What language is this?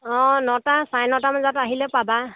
Assamese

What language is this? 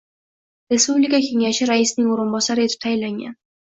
Uzbek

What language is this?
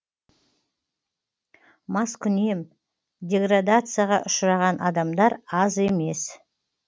Kazakh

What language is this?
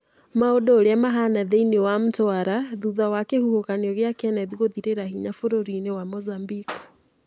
Kikuyu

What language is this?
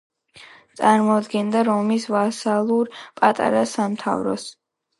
Georgian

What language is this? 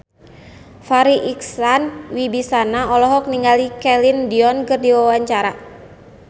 Sundanese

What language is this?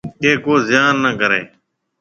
Marwari (Pakistan)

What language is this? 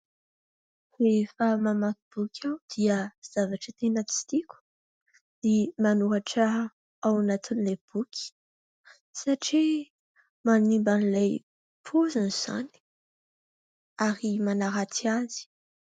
Malagasy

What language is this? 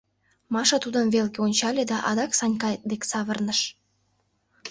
Mari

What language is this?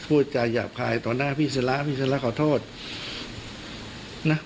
Thai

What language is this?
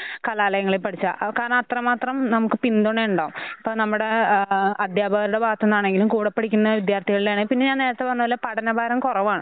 Malayalam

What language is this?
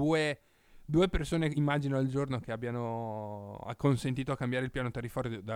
Italian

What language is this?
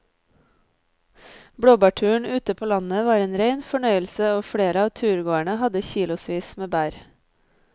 Norwegian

